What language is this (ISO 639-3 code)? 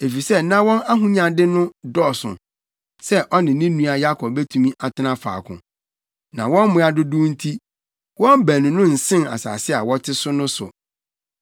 aka